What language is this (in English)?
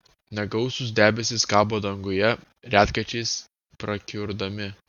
Lithuanian